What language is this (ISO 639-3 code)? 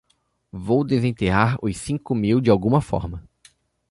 por